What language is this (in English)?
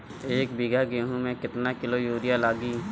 Bhojpuri